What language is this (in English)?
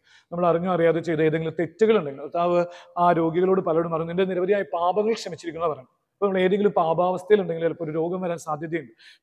Malayalam